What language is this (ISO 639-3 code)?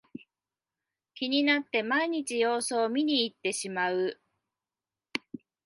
jpn